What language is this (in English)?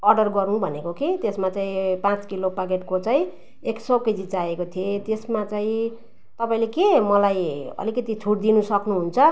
Nepali